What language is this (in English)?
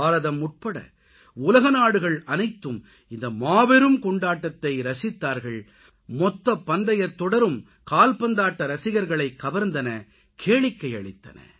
Tamil